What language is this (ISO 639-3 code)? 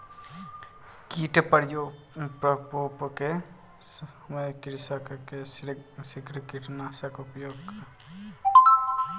mai